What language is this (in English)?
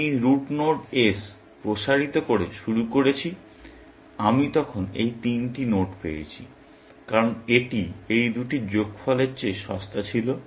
Bangla